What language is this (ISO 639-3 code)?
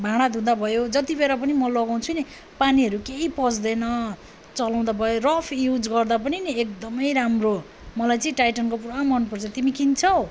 nep